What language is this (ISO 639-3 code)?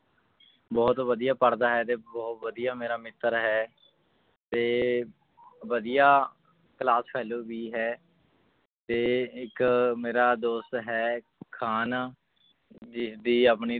pan